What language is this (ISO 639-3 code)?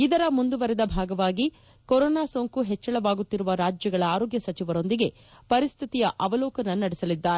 kan